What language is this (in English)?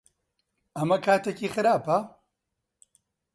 Central Kurdish